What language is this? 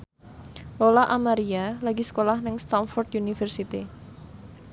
Javanese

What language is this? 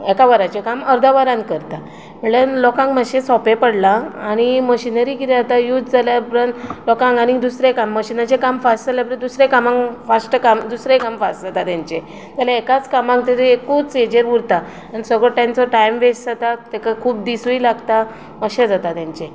Konkani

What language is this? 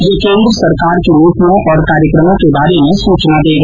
Hindi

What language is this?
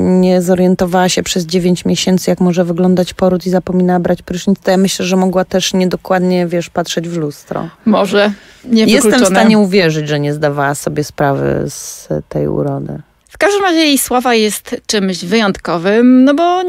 Polish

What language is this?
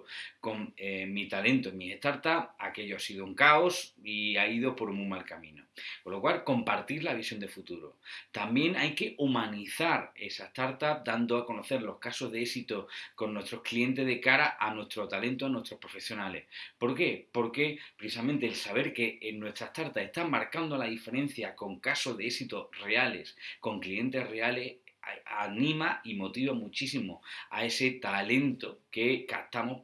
Spanish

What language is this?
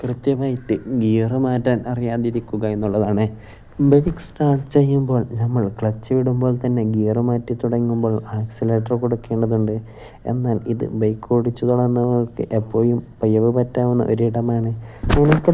Malayalam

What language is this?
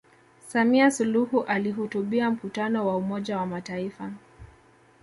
Swahili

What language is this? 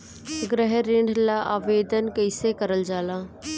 Bhojpuri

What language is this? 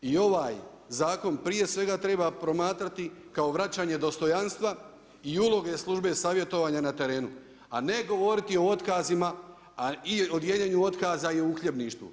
Croatian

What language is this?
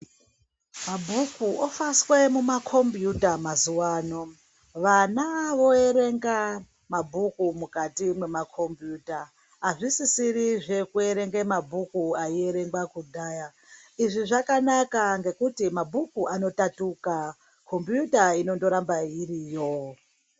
Ndau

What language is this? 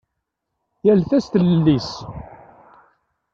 Kabyle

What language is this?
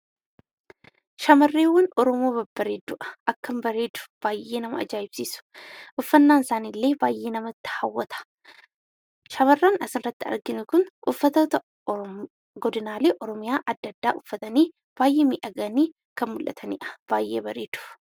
Oromo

